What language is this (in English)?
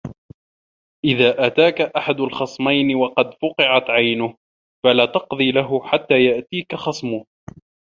Arabic